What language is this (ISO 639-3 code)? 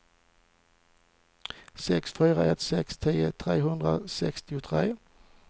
swe